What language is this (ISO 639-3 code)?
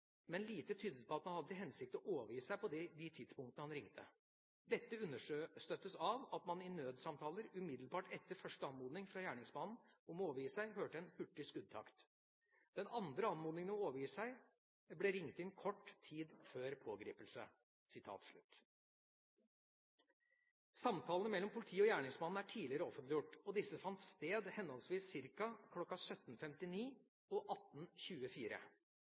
nob